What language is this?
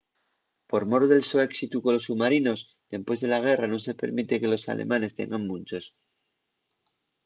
Asturian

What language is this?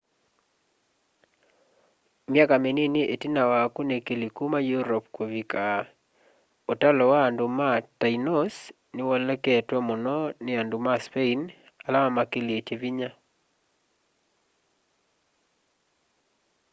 Kamba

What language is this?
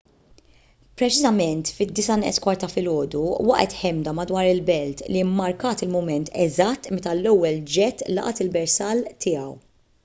Maltese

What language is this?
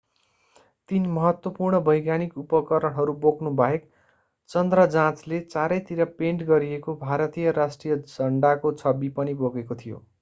Nepali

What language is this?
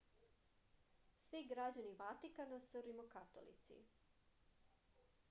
Serbian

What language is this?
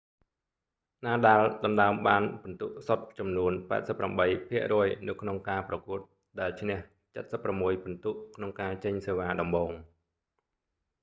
Khmer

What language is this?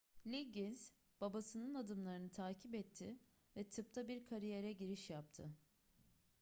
Turkish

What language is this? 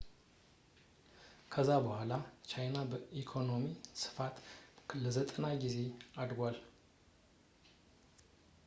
Amharic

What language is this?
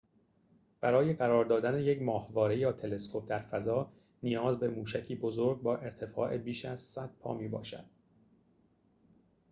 Persian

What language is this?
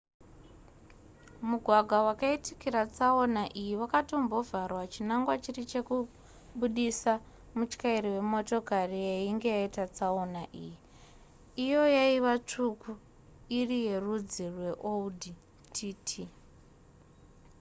Shona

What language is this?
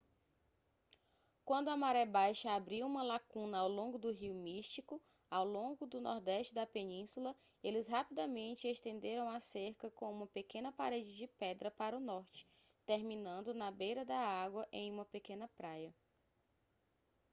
Portuguese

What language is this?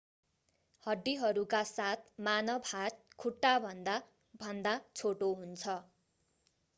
Nepali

